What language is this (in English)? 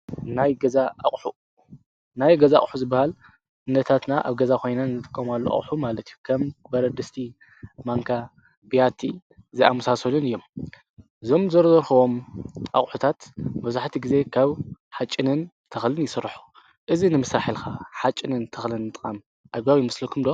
Tigrinya